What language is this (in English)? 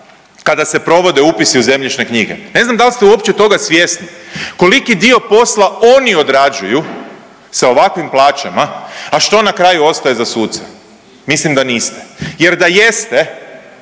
Croatian